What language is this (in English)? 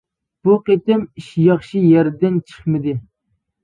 Uyghur